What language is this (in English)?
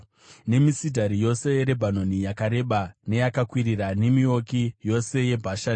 Shona